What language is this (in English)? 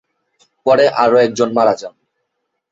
Bangla